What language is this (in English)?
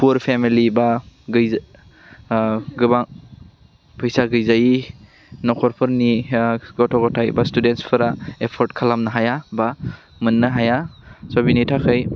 Bodo